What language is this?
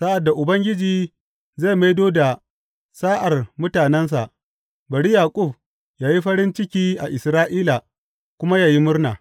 Hausa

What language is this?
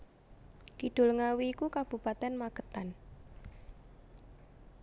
Javanese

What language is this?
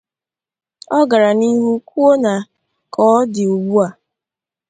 Igbo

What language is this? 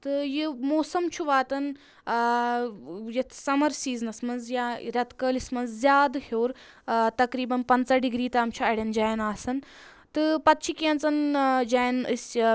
Kashmiri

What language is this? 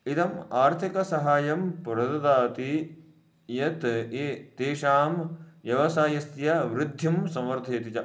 Sanskrit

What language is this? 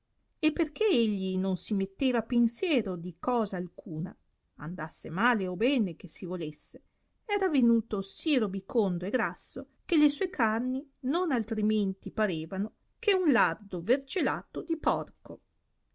Italian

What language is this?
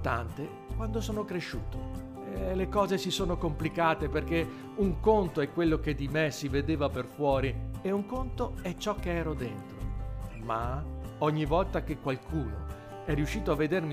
Italian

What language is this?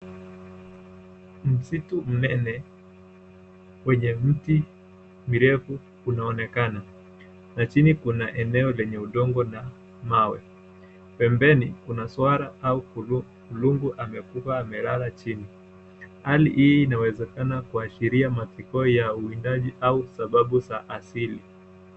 Swahili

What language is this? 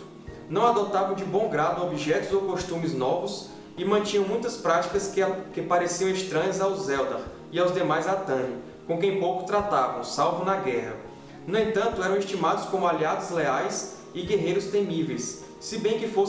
Portuguese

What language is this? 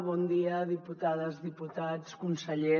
Catalan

